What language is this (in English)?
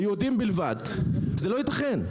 Hebrew